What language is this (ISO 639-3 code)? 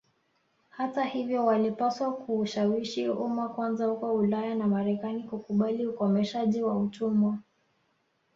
swa